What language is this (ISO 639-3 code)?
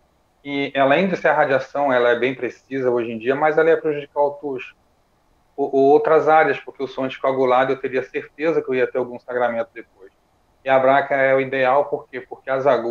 por